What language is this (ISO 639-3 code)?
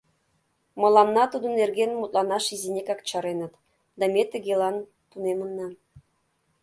chm